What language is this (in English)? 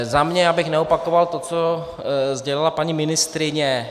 Czech